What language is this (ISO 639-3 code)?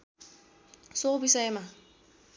nep